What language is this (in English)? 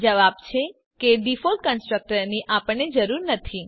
Gujarati